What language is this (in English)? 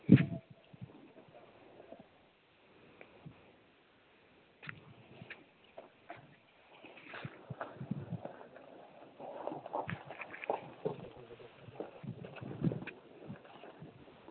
Dogri